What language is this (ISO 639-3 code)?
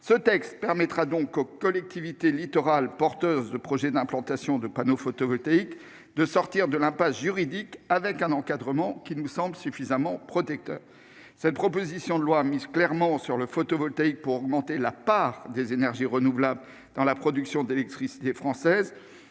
fra